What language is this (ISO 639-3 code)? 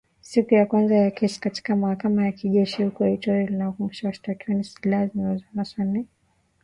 swa